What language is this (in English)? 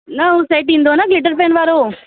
Sindhi